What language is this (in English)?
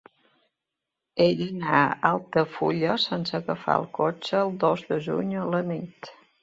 Catalan